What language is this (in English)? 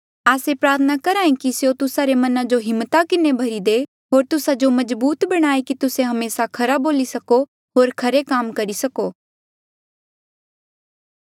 Mandeali